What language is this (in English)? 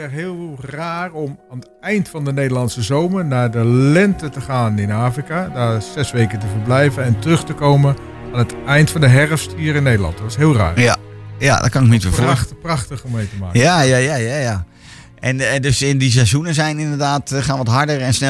Dutch